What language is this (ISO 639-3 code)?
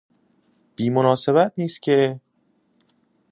fas